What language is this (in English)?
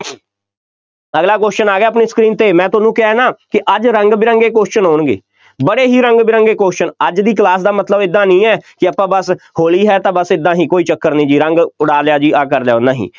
Punjabi